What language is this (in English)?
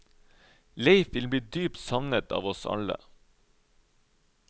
Norwegian